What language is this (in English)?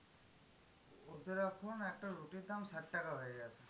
Bangla